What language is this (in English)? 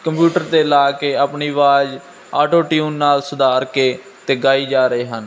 Punjabi